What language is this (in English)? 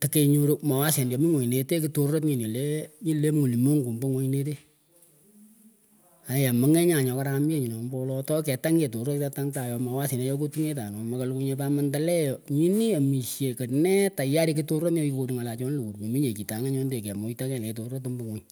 Pökoot